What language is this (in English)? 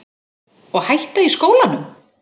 Icelandic